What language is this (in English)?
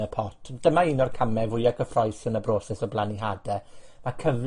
Welsh